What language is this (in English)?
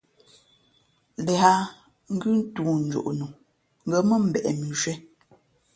Fe'fe'